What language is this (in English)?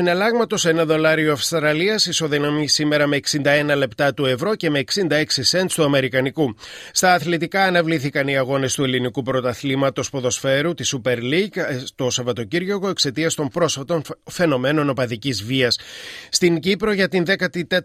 Greek